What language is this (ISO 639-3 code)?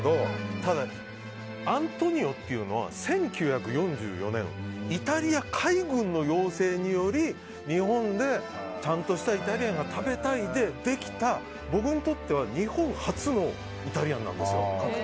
jpn